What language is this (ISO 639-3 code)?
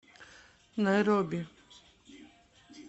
rus